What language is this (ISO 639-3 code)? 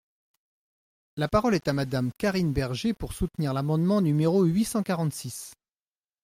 fra